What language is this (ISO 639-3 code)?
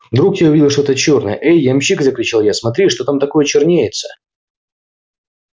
rus